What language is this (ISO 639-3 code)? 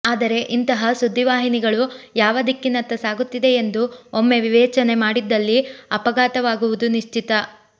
kan